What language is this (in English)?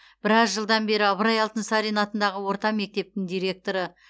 Kazakh